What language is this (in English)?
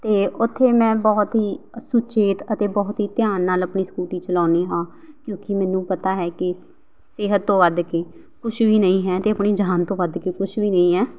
Punjabi